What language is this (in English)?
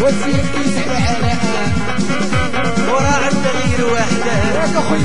Arabic